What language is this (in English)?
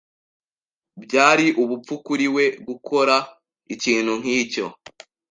Kinyarwanda